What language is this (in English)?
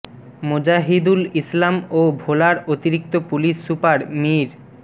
Bangla